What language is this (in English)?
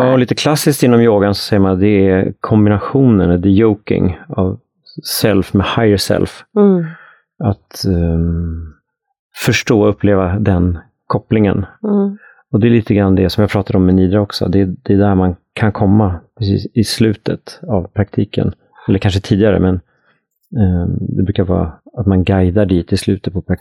Swedish